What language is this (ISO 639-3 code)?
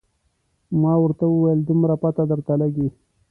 pus